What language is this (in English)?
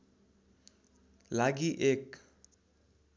Nepali